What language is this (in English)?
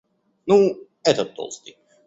Russian